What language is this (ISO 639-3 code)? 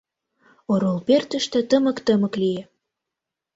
chm